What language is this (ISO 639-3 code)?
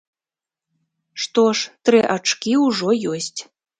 bel